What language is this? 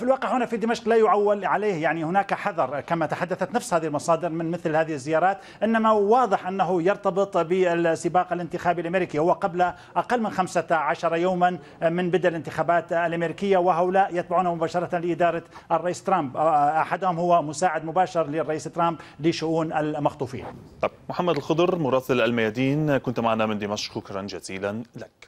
Arabic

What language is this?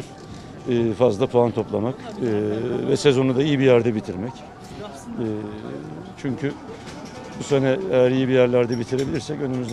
Turkish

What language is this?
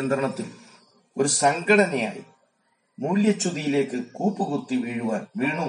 Malayalam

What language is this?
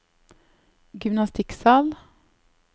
Norwegian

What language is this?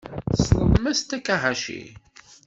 Kabyle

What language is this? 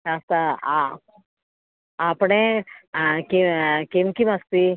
Sanskrit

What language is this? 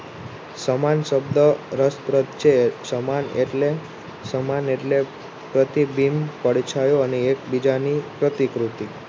Gujarati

